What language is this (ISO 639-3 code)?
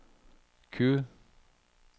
nor